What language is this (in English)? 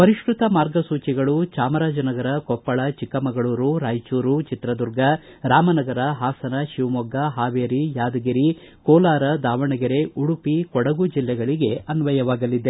Kannada